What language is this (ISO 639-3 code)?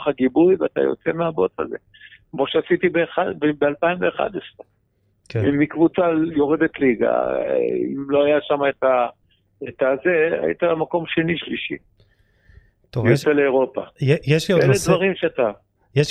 heb